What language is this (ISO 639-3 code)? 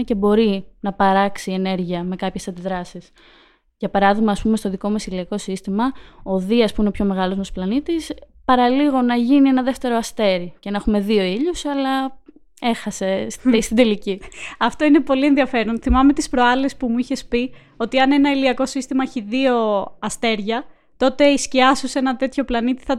ell